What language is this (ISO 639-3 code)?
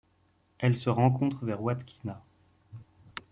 fra